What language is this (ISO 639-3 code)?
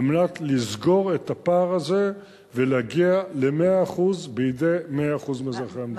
heb